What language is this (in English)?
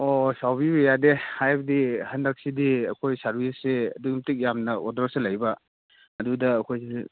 Manipuri